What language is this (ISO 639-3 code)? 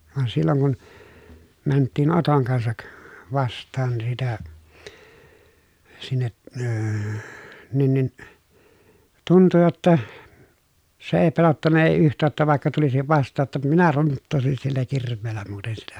fin